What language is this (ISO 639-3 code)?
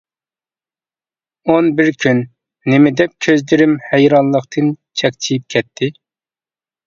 uig